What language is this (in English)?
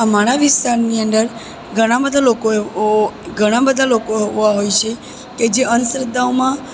Gujarati